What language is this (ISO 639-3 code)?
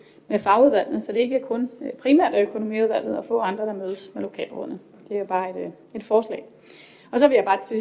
dan